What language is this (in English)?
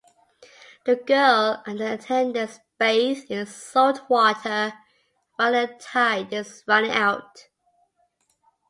English